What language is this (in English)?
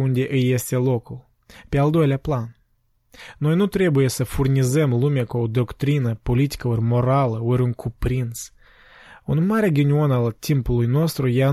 Romanian